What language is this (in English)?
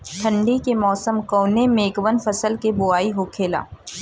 Bhojpuri